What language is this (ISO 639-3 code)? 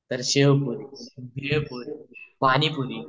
mar